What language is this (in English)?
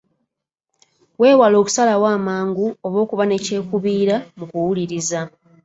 Ganda